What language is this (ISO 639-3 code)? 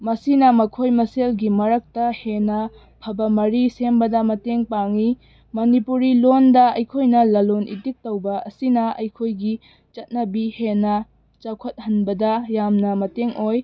mni